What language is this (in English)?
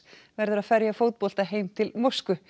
Icelandic